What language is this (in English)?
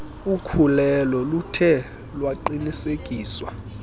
Xhosa